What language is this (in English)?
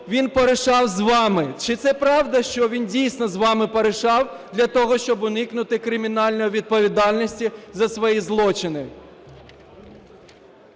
Ukrainian